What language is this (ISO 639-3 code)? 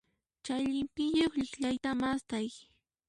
qxp